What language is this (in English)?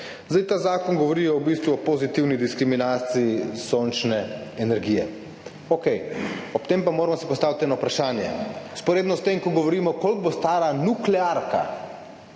Slovenian